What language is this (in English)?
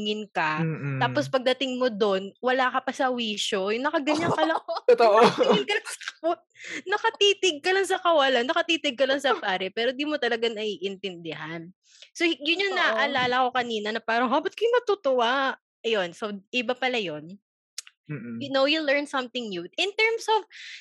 Filipino